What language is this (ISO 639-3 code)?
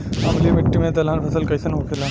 bho